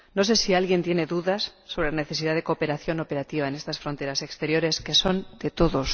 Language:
Spanish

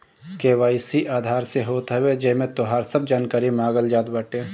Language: Bhojpuri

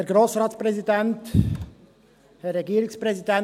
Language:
Swiss German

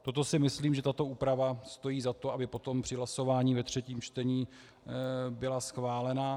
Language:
Czech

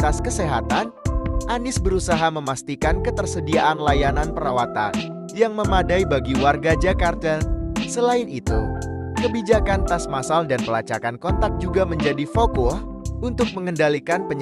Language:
Indonesian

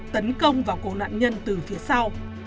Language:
Vietnamese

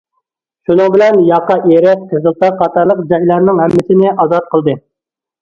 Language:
Uyghur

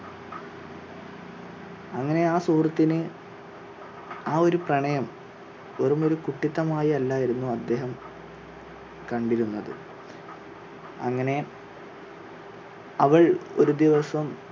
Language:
Malayalam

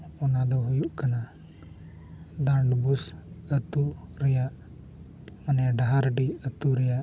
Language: Santali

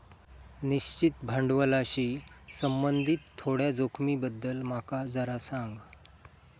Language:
Marathi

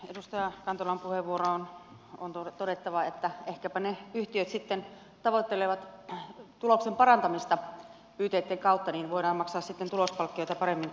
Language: Finnish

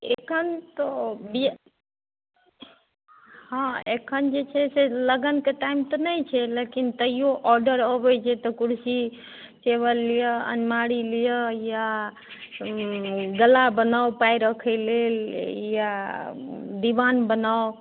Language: Maithili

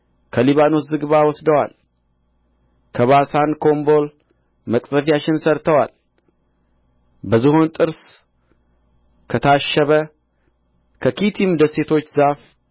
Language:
Amharic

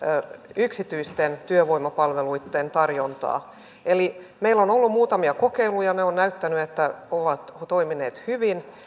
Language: Finnish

